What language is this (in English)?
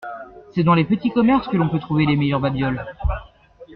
French